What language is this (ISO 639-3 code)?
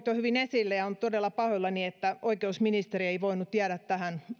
fin